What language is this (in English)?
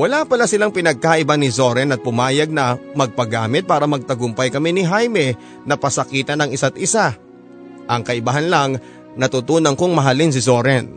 Filipino